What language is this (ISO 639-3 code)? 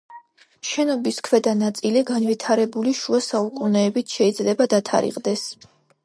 kat